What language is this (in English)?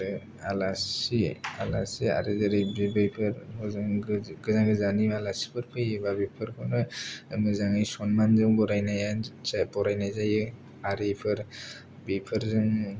Bodo